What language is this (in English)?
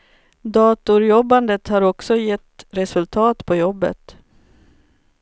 Swedish